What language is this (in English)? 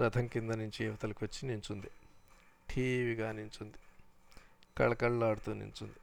Telugu